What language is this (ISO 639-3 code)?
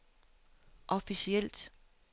dan